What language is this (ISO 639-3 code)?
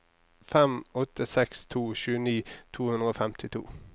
nor